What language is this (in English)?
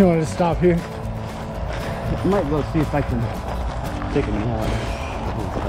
English